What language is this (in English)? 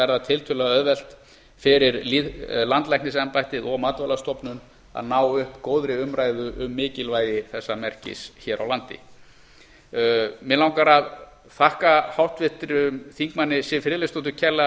Icelandic